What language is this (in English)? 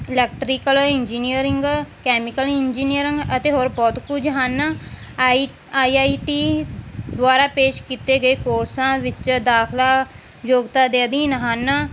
Punjabi